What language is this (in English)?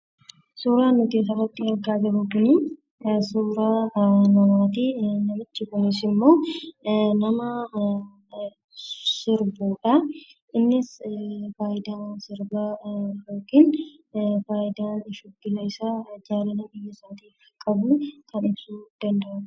Oromo